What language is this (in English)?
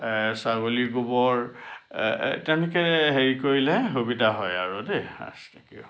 Assamese